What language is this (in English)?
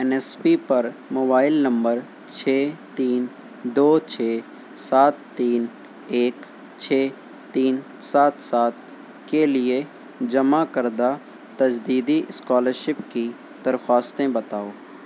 Urdu